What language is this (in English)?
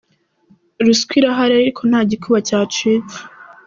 Kinyarwanda